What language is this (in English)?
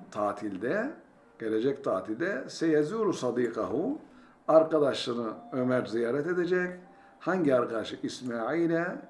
Turkish